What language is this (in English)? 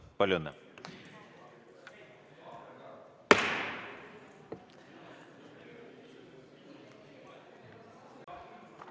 Estonian